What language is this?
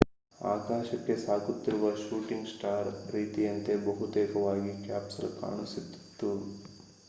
Kannada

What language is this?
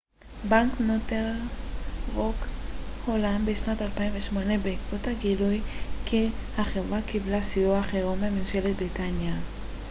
Hebrew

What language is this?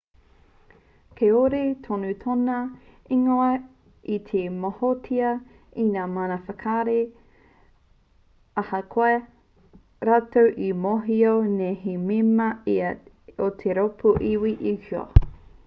Māori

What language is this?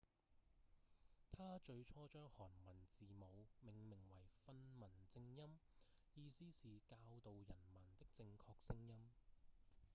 Cantonese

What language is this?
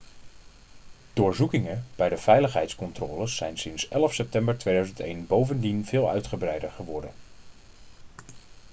Dutch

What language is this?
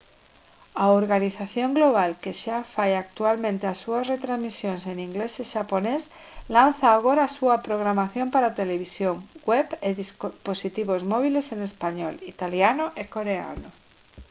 Galician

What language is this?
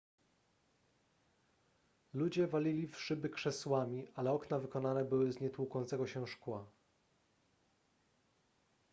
Polish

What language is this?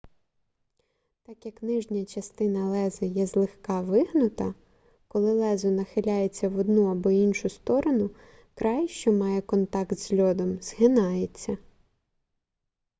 Ukrainian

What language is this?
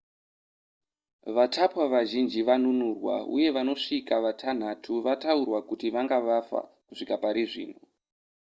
Shona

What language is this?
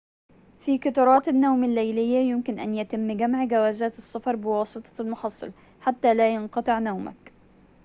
Arabic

